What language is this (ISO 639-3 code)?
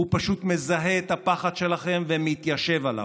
heb